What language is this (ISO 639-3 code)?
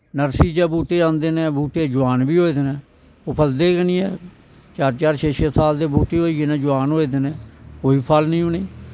doi